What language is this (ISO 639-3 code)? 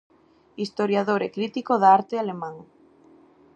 glg